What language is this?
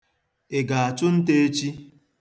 Igbo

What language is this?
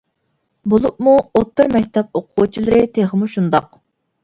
Uyghur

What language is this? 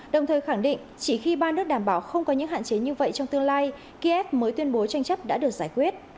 Vietnamese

